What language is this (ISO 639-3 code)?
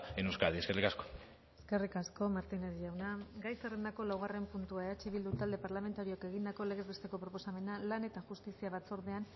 eus